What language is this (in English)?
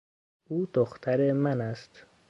Persian